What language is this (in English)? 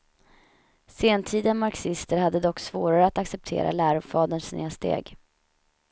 Swedish